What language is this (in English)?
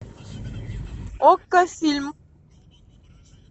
Russian